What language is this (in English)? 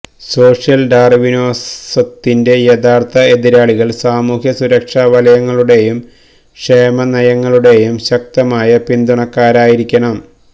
Malayalam